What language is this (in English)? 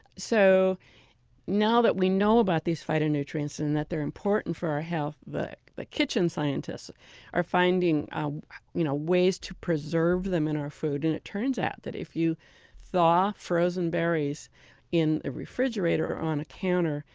English